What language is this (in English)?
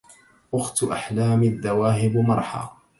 Arabic